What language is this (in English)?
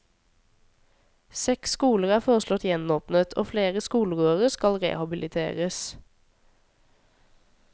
Norwegian